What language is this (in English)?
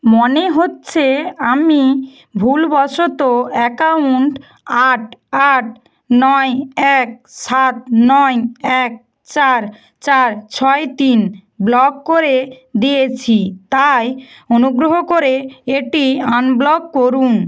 Bangla